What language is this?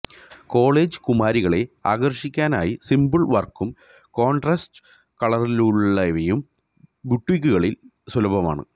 Malayalam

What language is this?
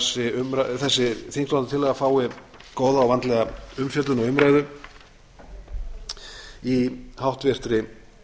Icelandic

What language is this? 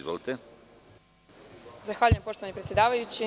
Serbian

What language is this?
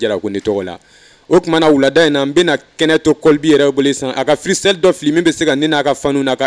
French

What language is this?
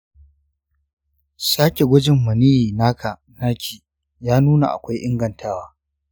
Hausa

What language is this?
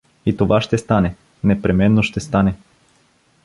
Bulgarian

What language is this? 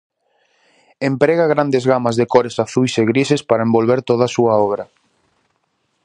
Galician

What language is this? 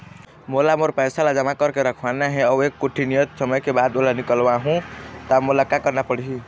Chhattisgarhi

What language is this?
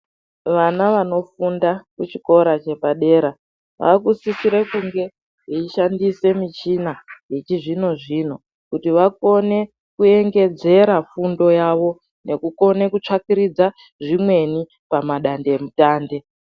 Ndau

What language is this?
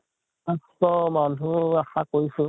Assamese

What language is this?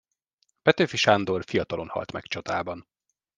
Hungarian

